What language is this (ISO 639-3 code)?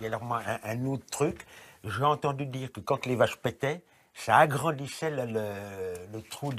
fra